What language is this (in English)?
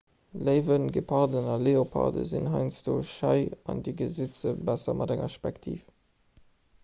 Luxembourgish